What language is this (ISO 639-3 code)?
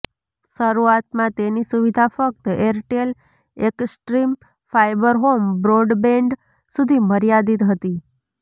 guj